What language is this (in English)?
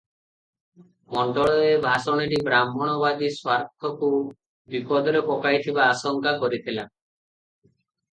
Odia